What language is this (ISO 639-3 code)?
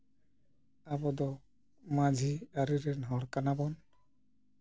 sat